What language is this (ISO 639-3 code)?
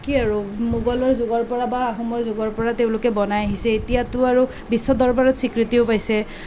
asm